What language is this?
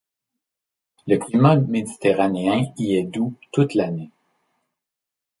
French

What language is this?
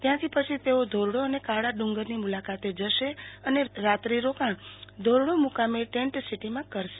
Gujarati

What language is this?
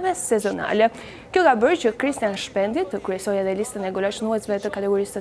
Romanian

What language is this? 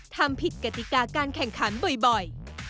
Thai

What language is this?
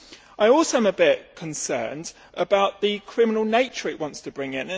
English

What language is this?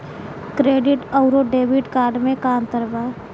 Bhojpuri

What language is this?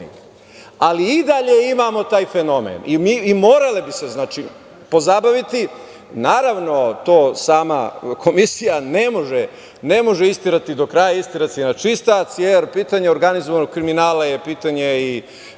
Serbian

